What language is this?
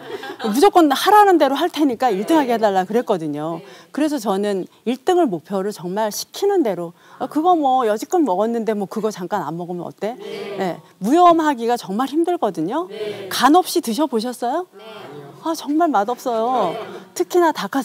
Korean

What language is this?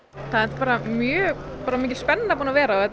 Icelandic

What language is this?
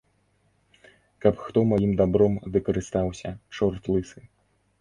Belarusian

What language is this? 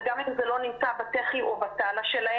Hebrew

